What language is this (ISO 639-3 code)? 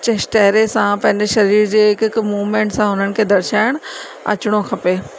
snd